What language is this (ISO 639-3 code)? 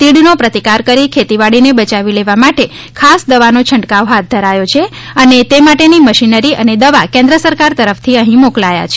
guj